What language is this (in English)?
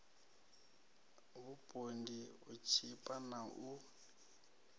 Venda